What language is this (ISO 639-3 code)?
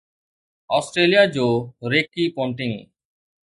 snd